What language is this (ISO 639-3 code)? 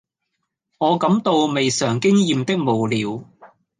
yue